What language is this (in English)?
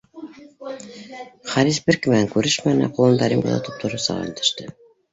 Bashkir